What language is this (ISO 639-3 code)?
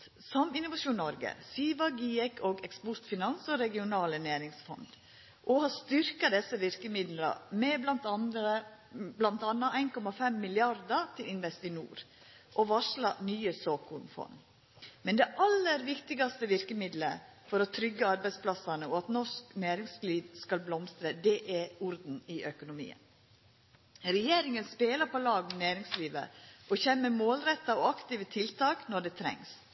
nno